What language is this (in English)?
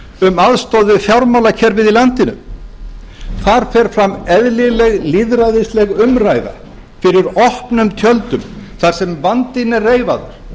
Icelandic